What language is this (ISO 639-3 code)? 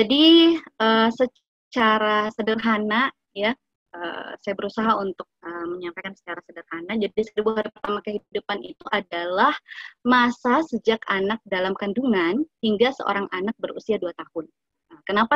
ind